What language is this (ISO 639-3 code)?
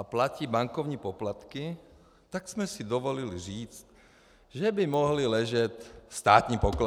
ces